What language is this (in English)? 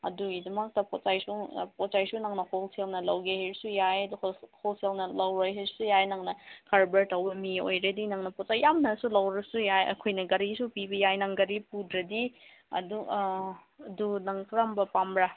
Manipuri